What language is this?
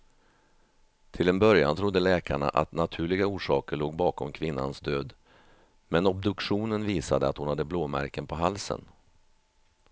Swedish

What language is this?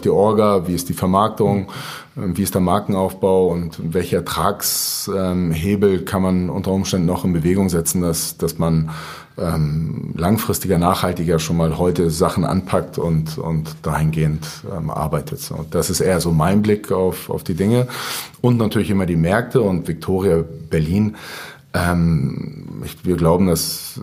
German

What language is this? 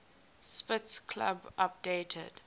English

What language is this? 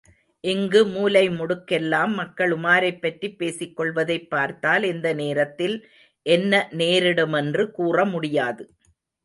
Tamil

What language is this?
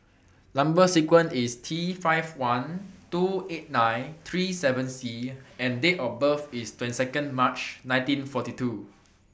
English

